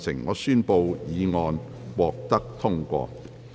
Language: Cantonese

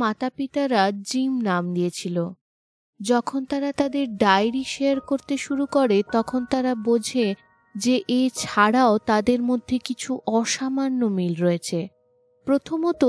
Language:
Bangla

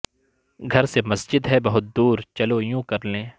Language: Urdu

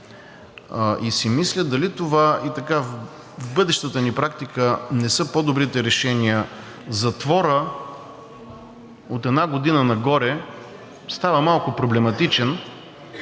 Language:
Bulgarian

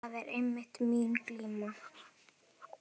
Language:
Icelandic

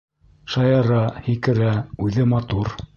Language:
Bashkir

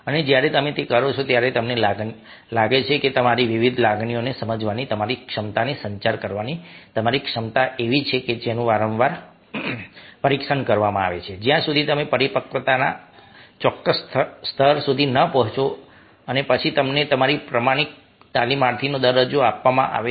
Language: Gujarati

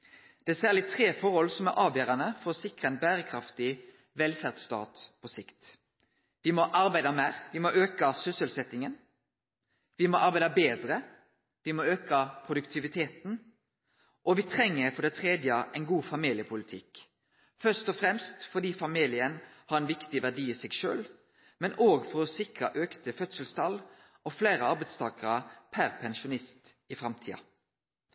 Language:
Norwegian Nynorsk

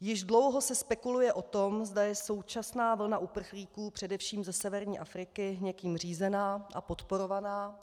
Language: Czech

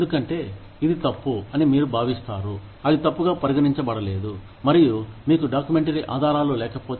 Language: Telugu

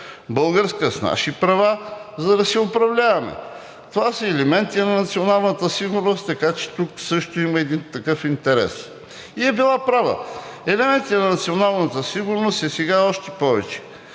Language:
Bulgarian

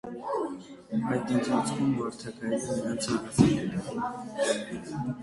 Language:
Armenian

